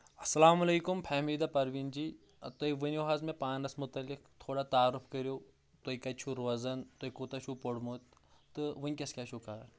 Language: Kashmiri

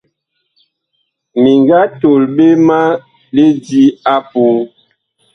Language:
Bakoko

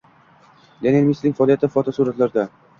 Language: Uzbek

